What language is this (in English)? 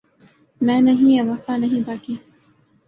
Urdu